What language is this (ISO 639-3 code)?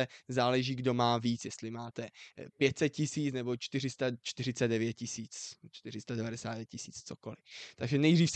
ces